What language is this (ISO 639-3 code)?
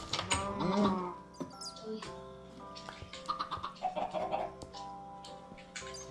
rus